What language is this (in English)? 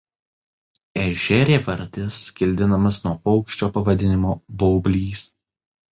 Lithuanian